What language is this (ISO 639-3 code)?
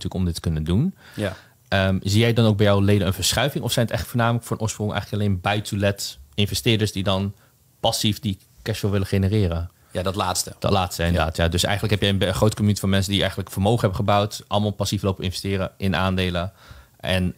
nld